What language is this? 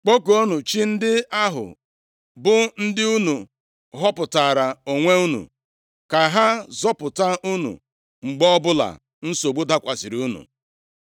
Igbo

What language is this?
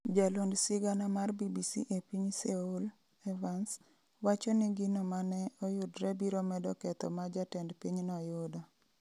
Luo (Kenya and Tanzania)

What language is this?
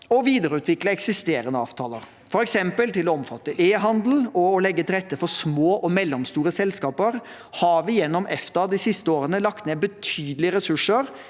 Norwegian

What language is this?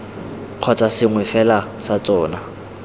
Tswana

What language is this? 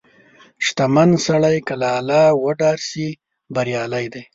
Pashto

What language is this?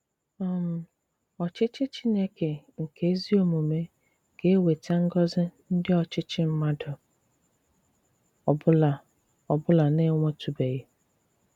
Igbo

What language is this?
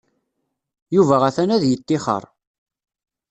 Kabyle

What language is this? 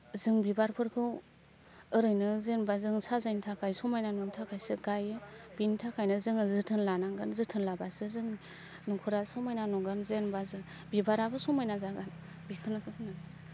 Bodo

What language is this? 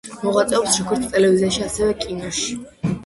Georgian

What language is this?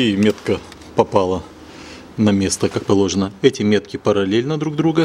Russian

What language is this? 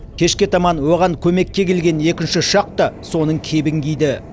Kazakh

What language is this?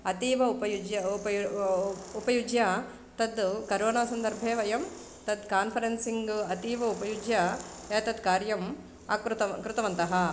Sanskrit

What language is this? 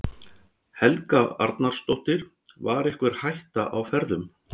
Icelandic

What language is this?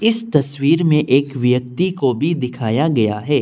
Hindi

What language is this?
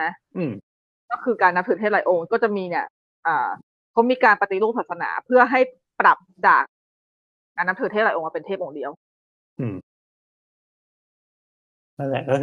Thai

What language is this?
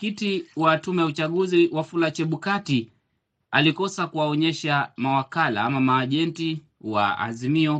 Swahili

